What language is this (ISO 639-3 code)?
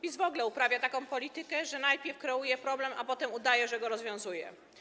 pol